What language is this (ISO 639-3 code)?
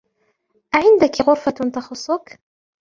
ara